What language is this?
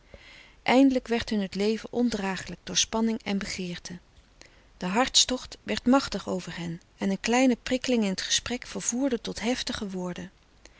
Dutch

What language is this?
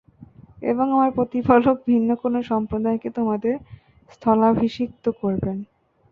Bangla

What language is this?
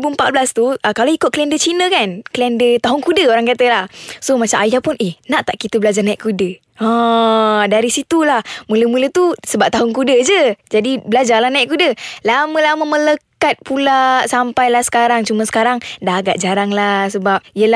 Malay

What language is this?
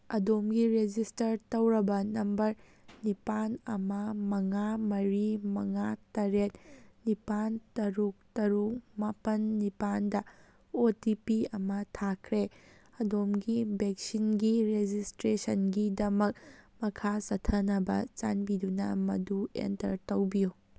Manipuri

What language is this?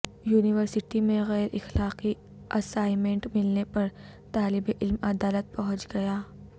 Urdu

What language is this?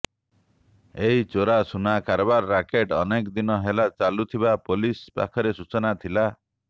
Odia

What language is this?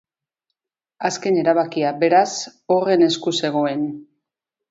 Basque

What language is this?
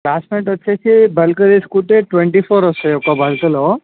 Telugu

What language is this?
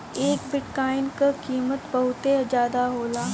Bhojpuri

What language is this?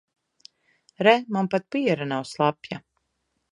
Latvian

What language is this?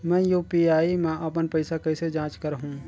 Chhattisgarhi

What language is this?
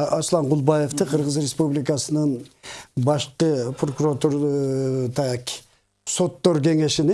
Russian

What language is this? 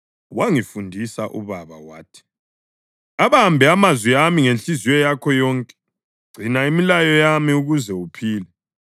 North Ndebele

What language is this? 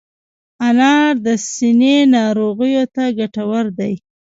Pashto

